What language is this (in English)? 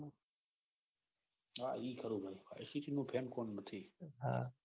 Gujarati